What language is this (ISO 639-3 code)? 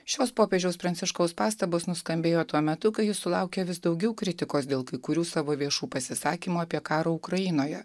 lit